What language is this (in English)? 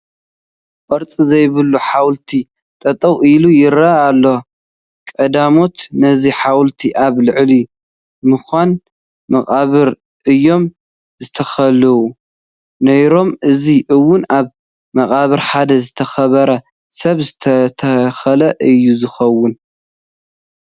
Tigrinya